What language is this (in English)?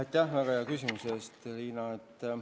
Estonian